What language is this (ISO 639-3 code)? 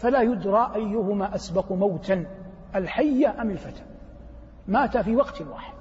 ara